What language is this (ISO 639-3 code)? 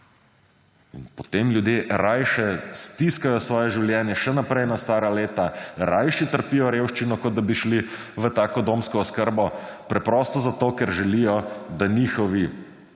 slv